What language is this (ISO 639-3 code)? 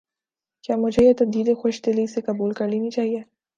urd